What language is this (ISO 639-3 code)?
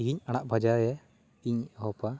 sat